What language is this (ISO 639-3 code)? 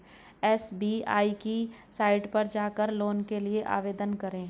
hin